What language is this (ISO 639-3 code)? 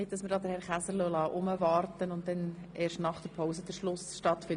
gsw